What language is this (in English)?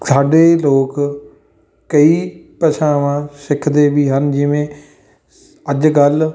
Punjabi